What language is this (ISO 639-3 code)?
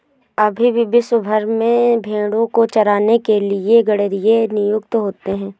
hin